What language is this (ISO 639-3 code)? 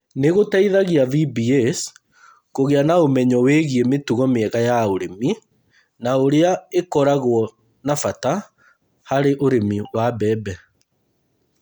kik